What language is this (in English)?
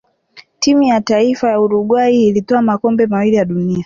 Swahili